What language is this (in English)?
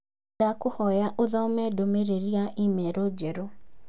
Kikuyu